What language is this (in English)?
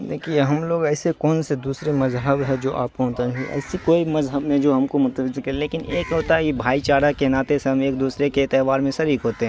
Urdu